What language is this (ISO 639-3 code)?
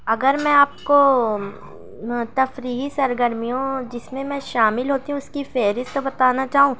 urd